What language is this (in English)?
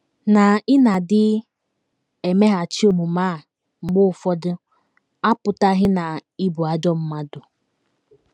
Igbo